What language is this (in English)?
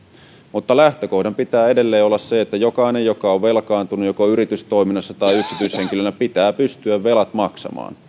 Finnish